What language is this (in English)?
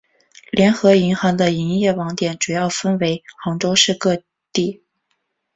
Chinese